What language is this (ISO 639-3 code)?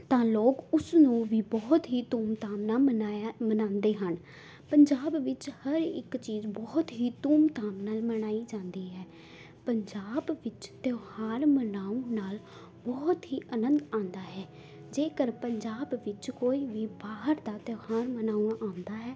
pan